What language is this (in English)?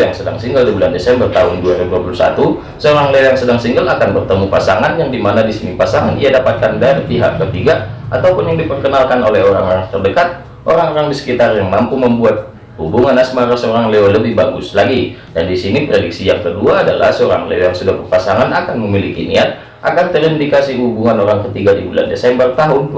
Indonesian